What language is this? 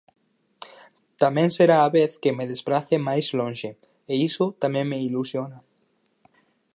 Galician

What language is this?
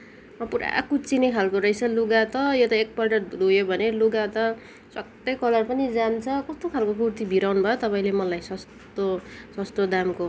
Nepali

